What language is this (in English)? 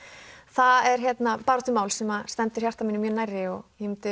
Icelandic